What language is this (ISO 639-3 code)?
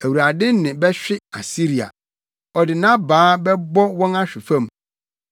aka